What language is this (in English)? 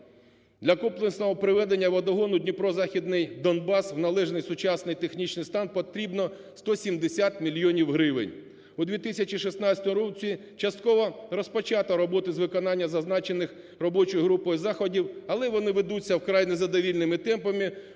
Ukrainian